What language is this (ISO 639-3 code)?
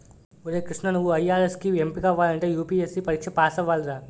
tel